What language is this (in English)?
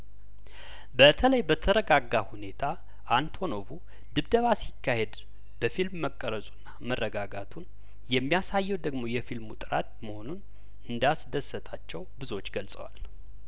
Amharic